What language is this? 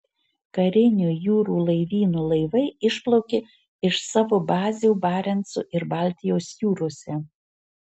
Lithuanian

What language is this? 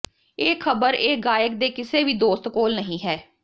Punjabi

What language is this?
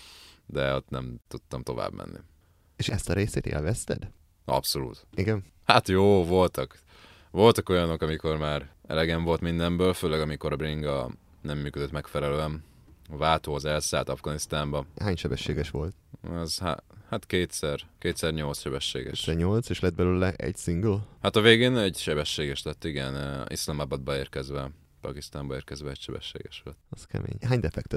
Hungarian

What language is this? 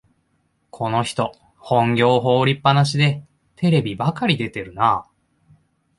Japanese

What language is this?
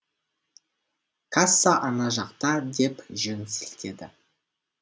Kazakh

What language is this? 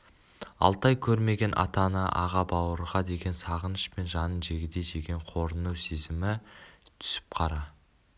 Kazakh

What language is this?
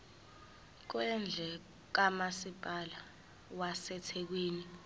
Zulu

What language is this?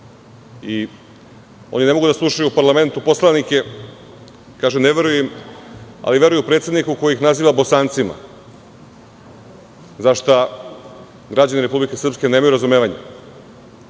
Serbian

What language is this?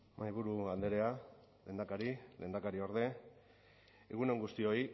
Basque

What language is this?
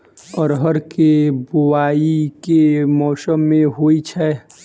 Maithili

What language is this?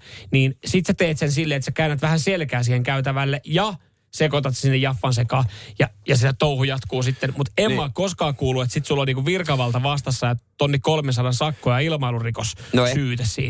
Finnish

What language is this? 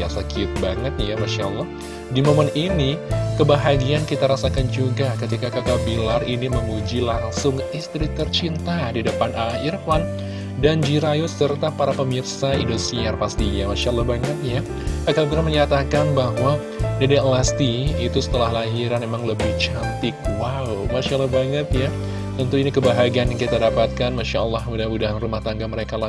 Indonesian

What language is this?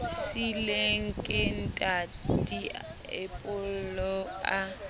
Southern Sotho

